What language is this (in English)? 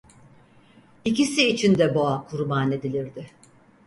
Turkish